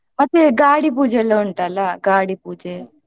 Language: Kannada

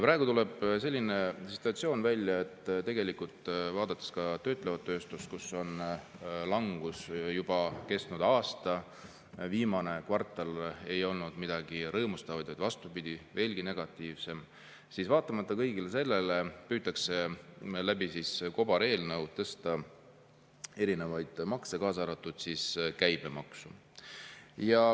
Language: Estonian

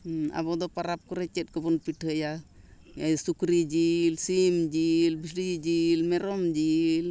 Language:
Santali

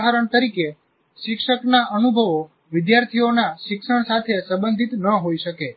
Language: Gujarati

